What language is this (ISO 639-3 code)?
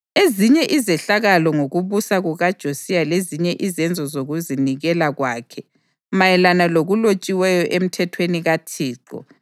nde